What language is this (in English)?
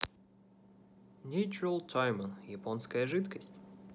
Russian